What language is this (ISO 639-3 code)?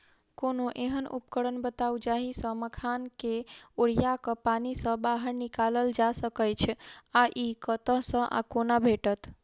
mai